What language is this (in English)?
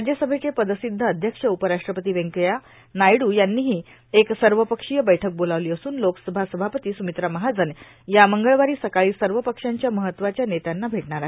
Marathi